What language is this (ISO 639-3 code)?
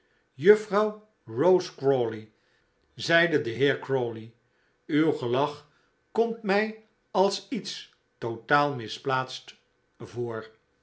nld